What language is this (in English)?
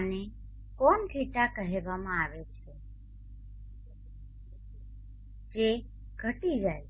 Gujarati